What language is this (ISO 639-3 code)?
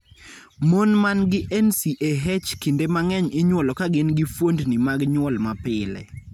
luo